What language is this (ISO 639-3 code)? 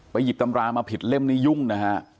tha